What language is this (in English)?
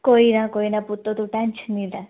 Dogri